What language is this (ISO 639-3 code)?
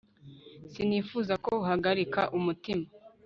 kin